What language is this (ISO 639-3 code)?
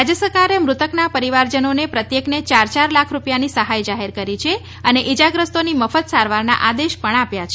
guj